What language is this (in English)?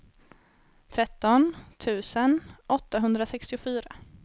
Swedish